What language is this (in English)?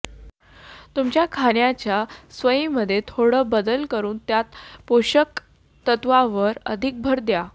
Marathi